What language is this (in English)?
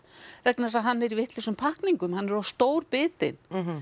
Icelandic